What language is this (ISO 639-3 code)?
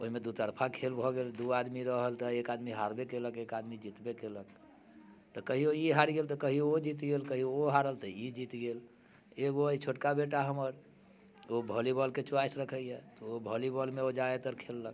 mai